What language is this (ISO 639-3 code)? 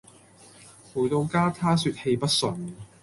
yue